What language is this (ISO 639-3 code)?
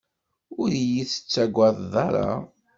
kab